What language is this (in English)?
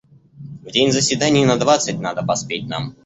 Russian